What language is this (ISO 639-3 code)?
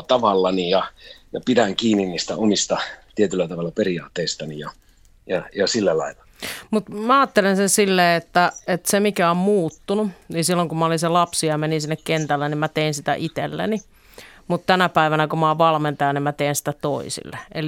fin